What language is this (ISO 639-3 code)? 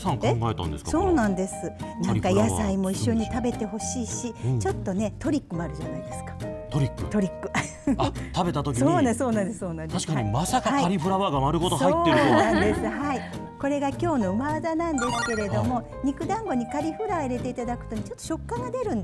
jpn